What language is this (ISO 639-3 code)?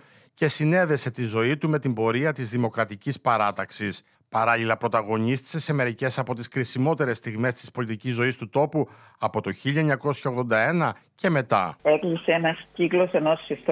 ell